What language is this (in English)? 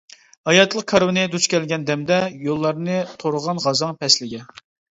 Uyghur